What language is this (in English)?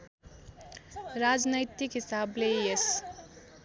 Nepali